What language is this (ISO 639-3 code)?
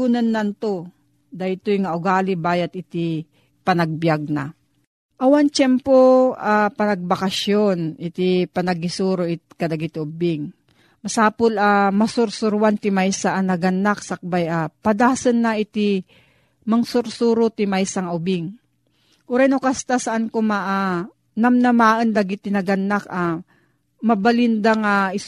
fil